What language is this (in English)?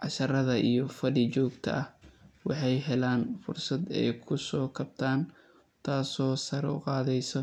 Somali